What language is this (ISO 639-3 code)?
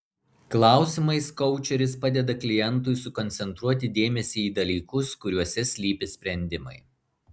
lit